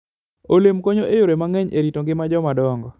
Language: Luo (Kenya and Tanzania)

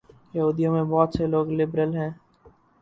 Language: Urdu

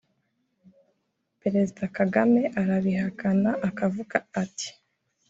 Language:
Kinyarwanda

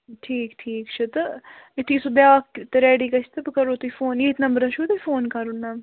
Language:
Kashmiri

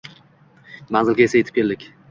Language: Uzbek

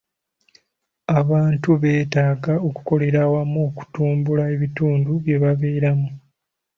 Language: Ganda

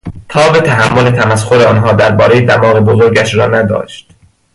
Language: Persian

